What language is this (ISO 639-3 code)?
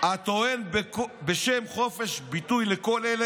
heb